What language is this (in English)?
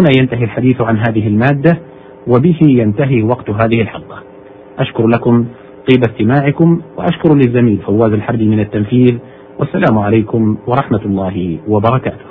Arabic